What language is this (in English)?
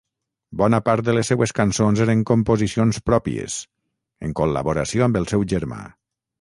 Catalan